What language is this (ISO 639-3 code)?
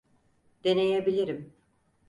tur